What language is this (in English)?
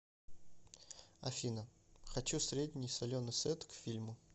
Russian